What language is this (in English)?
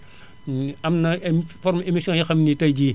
Wolof